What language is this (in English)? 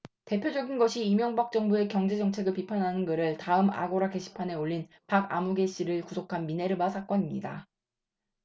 Korean